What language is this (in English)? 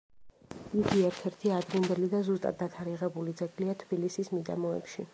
Georgian